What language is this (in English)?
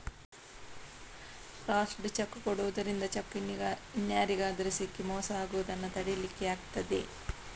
Kannada